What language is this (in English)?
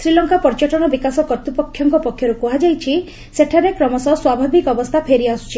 Odia